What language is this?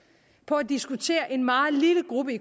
Danish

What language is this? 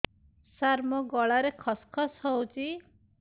Odia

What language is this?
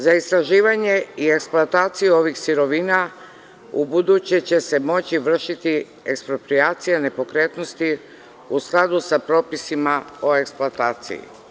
Serbian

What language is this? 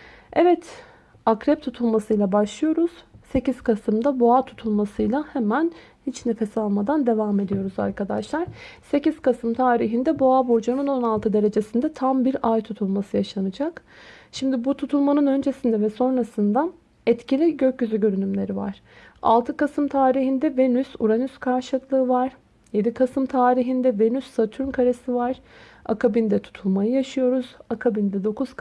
Turkish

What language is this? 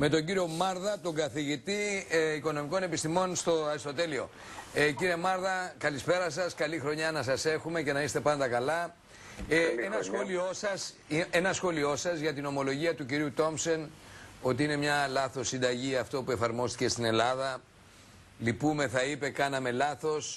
Greek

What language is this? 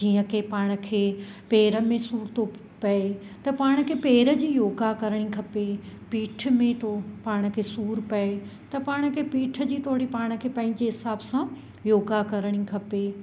Sindhi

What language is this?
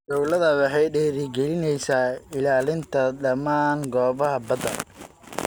Somali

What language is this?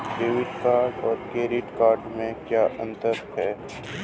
Hindi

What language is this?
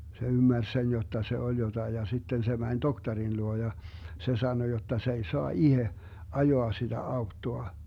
Finnish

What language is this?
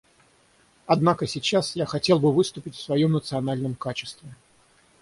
Russian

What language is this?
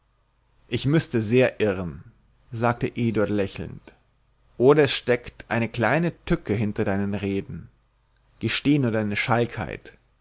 German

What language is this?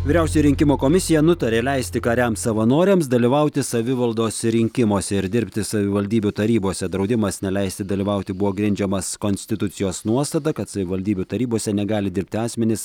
Lithuanian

